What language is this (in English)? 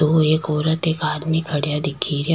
Rajasthani